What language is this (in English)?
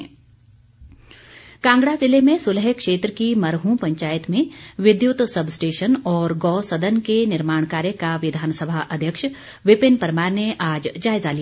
Hindi